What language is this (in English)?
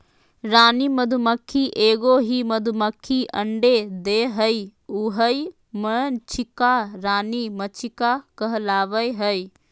Magahi